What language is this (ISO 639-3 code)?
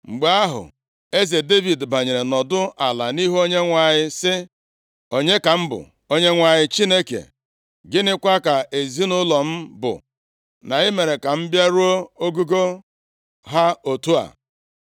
ibo